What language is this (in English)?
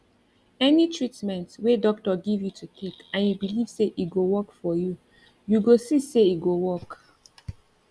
Nigerian Pidgin